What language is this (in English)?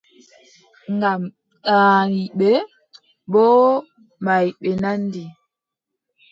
Adamawa Fulfulde